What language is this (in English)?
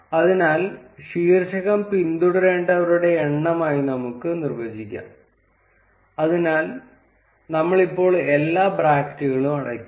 Malayalam